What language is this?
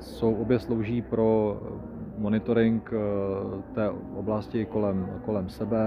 Czech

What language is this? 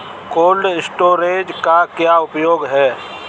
Hindi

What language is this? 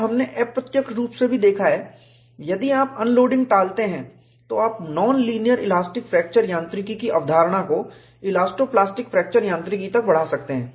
Hindi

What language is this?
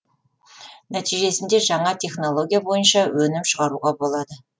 Kazakh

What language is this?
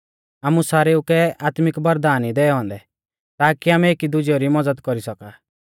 Mahasu Pahari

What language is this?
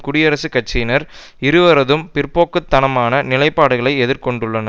Tamil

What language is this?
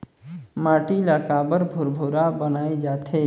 Chhattisgarhi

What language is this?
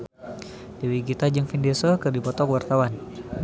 Sundanese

